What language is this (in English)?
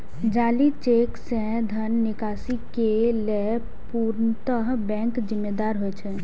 Maithili